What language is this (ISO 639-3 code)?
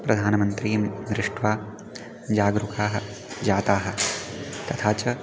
san